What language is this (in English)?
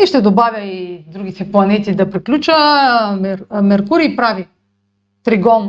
Bulgarian